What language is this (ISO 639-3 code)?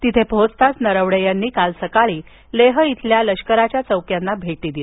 mar